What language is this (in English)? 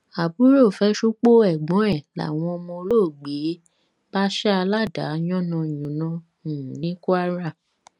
Yoruba